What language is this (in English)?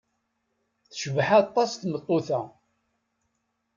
Kabyle